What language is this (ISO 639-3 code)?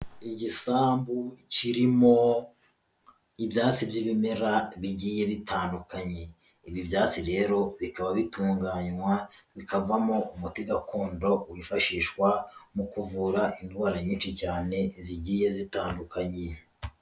kin